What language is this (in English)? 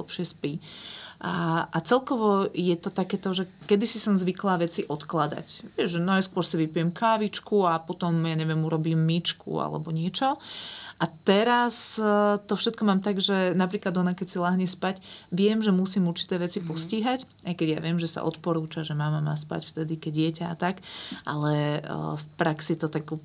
Slovak